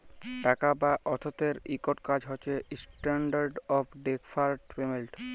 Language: Bangla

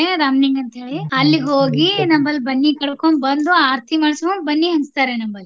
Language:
Kannada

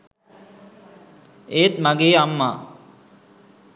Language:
Sinhala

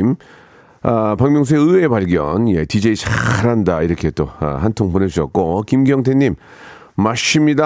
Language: Korean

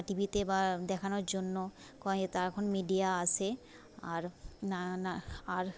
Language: Bangla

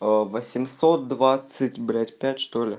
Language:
Russian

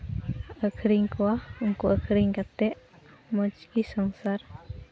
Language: Santali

